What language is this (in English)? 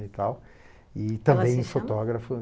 Portuguese